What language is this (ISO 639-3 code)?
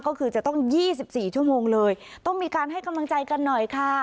tha